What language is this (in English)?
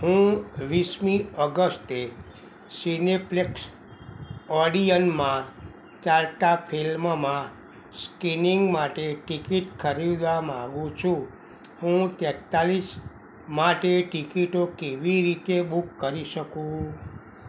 Gujarati